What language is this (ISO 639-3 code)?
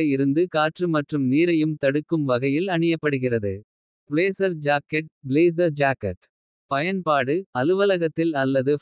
kfe